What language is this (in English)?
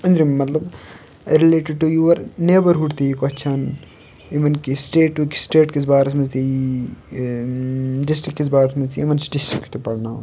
Kashmiri